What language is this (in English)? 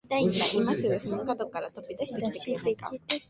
Japanese